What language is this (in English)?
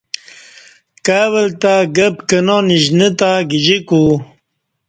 Kati